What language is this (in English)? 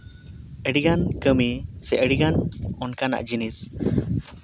Santali